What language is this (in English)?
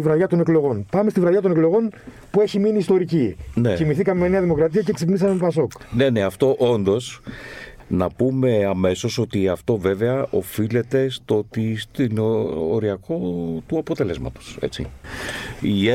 Greek